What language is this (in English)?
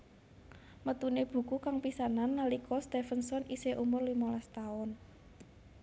Javanese